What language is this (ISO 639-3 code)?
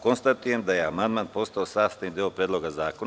srp